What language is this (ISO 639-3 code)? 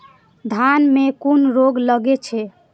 mai